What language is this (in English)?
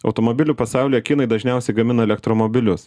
Lithuanian